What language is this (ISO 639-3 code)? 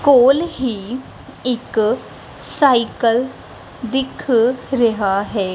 pan